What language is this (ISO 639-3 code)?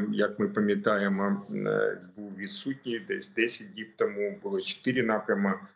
rus